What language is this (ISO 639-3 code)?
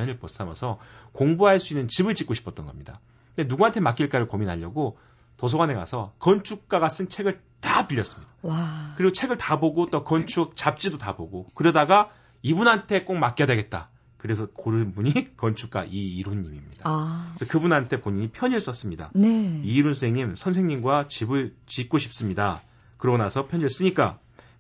kor